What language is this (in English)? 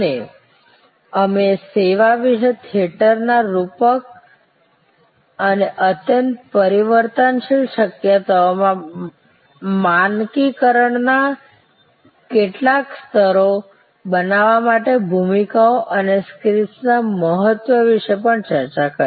Gujarati